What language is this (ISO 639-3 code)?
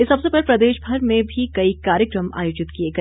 hin